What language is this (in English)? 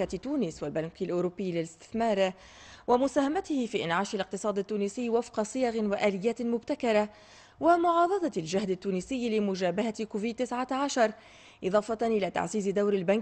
Arabic